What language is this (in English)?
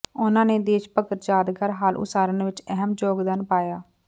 Punjabi